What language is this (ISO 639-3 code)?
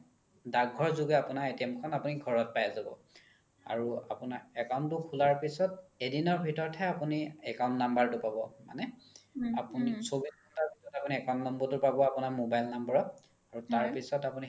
asm